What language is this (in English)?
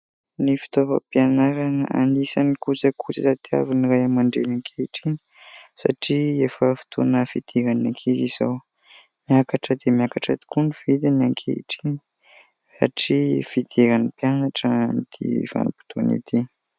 Malagasy